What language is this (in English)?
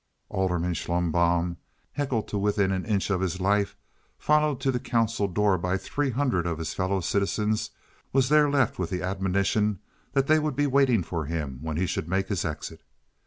English